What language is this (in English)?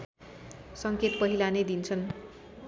Nepali